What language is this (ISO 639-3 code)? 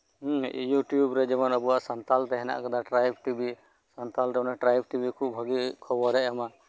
sat